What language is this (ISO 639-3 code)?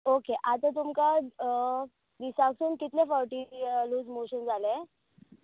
kok